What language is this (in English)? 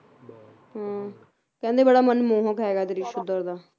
Punjabi